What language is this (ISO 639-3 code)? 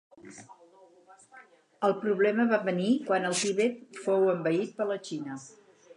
cat